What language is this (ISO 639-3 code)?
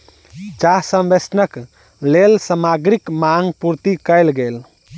mai